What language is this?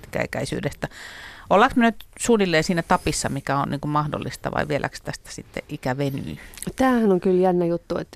Finnish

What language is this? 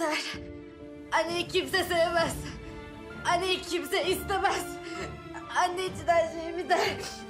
Turkish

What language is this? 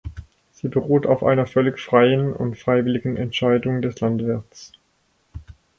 German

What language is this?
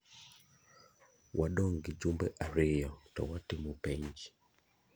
Luo (Kenya and Tanzania)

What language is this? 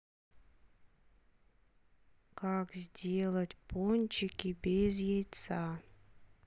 Russian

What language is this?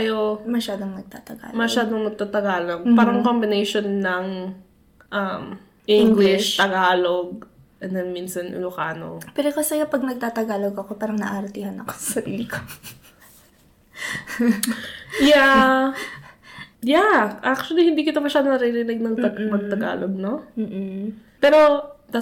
Filipino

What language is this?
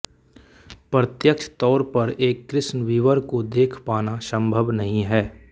Hindi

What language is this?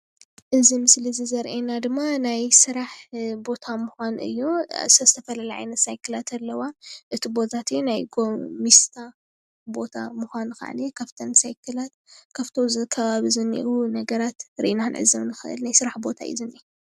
Tigrinya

